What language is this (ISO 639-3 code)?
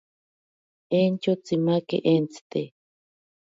prq